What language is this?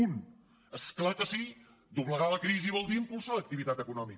Catalan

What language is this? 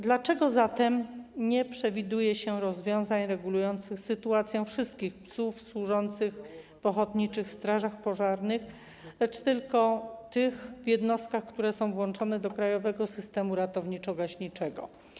Polish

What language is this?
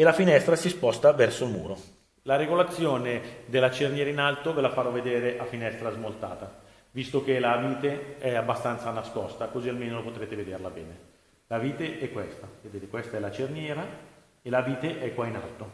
Italian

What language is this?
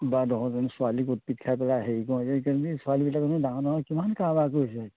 Assamese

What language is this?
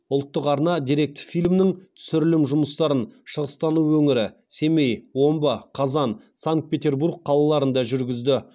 Kazakh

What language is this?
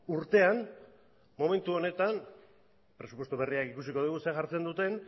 Basque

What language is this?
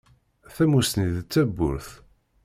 Kabyle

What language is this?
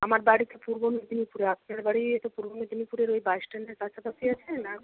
Bangla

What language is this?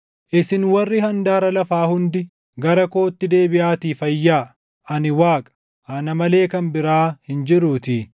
Oromo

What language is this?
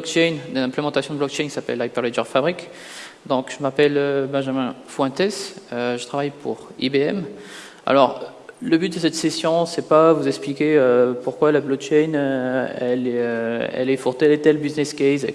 French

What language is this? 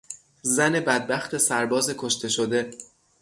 Persian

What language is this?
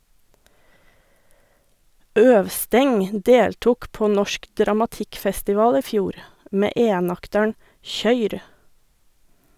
Norwegian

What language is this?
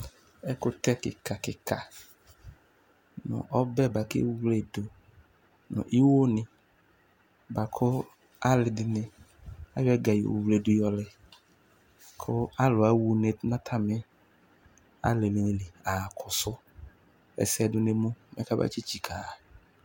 Ikposo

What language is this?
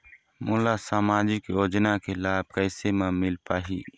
Chhattisgarhi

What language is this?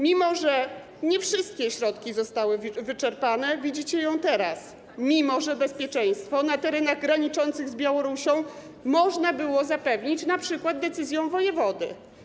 Polish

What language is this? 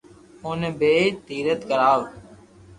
Loarki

